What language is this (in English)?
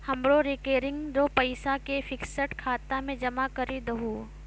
Maithili